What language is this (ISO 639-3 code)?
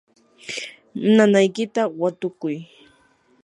qur